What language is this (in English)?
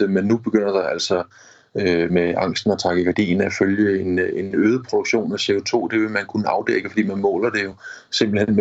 Danish